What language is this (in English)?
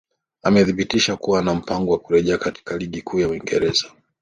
Swahili